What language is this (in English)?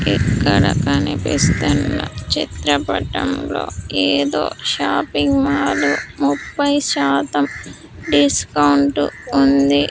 Telugu